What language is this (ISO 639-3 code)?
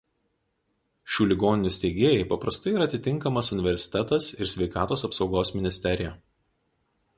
lit